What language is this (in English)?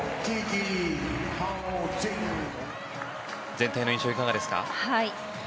Japanese